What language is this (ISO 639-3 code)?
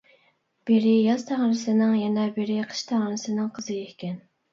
uig